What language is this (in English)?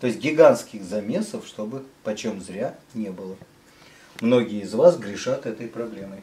Russian